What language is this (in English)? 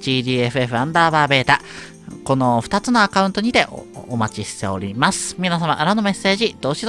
Japanese